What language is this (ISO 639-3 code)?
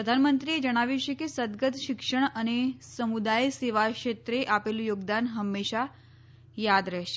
guj